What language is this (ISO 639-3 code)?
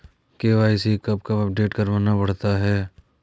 hin